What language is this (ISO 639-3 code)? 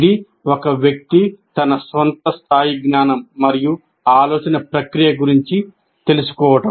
tel